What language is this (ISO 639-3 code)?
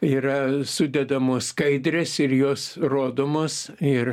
lit